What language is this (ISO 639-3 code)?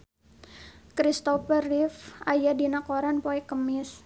sun